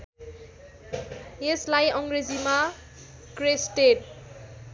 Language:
Nepali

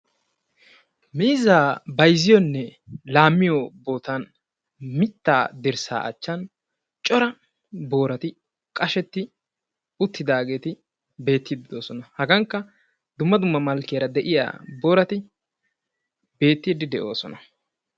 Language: Wolaytta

